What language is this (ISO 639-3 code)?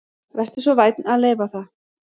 isl